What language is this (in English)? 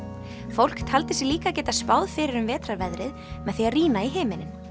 Icelandic